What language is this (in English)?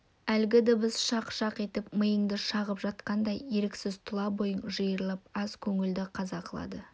Kazakh